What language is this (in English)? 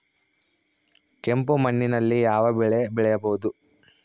Kannada